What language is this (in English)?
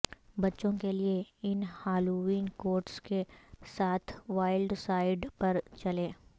Urdu